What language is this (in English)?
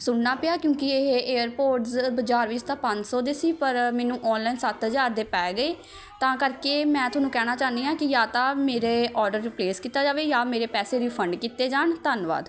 Punjabi